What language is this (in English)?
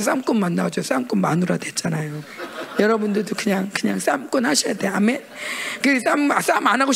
Korean